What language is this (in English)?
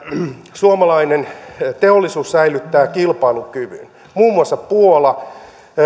Finnish